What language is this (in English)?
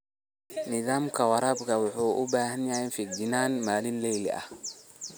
Somali